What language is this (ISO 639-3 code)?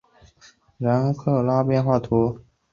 zho